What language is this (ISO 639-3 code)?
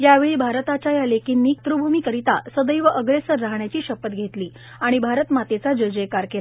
mar